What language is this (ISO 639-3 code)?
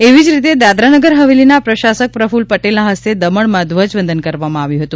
guj